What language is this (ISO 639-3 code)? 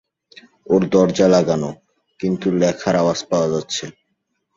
ben